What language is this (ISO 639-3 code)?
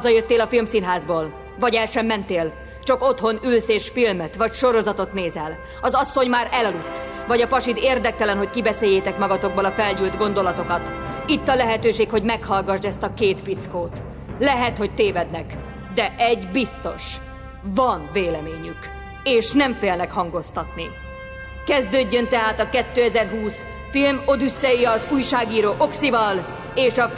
hun